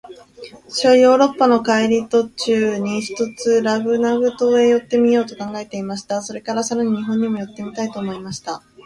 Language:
Japanese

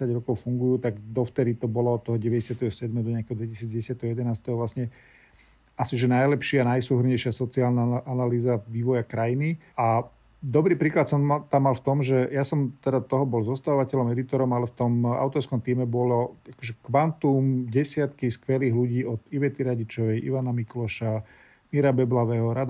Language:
Slovak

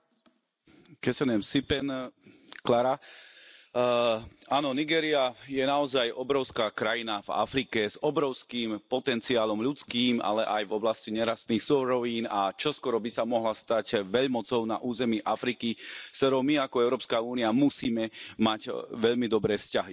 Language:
Slovak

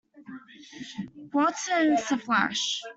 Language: English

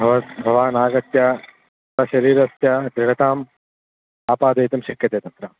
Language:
Sanskrit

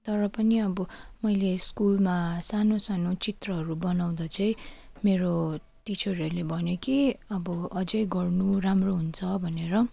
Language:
Nepali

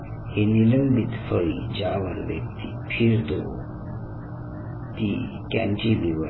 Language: Marathi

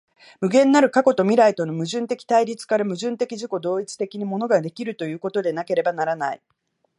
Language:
Japanese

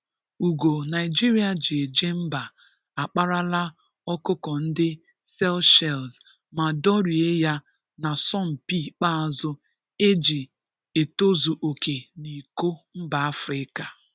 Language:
Igbo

